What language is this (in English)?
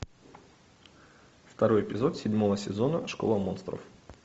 Russian